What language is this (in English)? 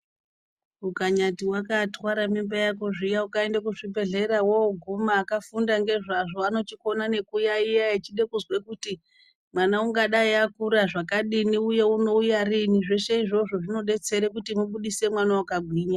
Ndau